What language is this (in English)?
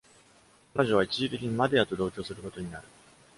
Japanese